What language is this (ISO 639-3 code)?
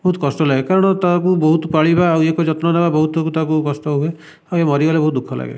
ori